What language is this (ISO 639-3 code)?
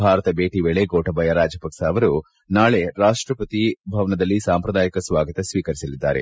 kan